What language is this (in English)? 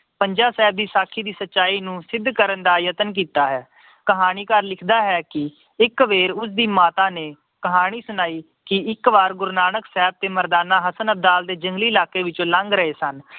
Punjabi